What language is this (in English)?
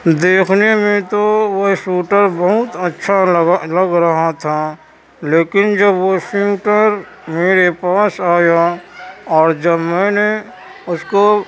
Urdu